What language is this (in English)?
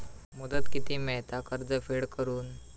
Marathi